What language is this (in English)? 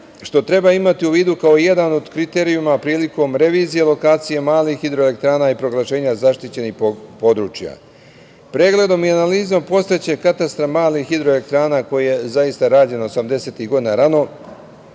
Serbian